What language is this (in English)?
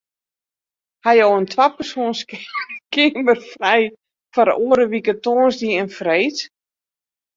Western Frisian